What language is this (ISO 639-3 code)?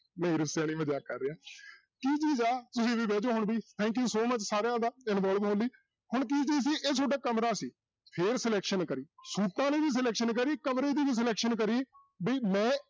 pan